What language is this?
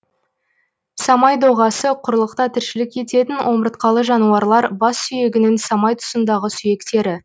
Kazakh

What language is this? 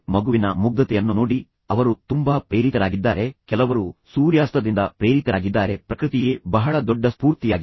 Kannada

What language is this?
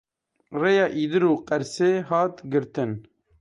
Kurdish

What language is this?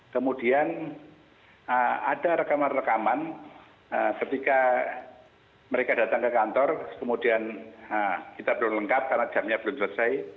Indonesian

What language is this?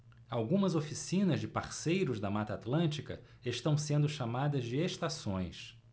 Portuguese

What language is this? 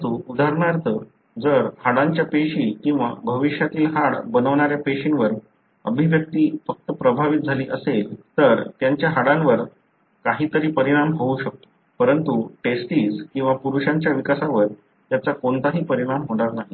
Marathi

